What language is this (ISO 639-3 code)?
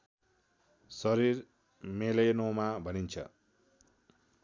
nep